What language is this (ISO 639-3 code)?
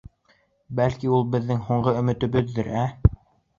bak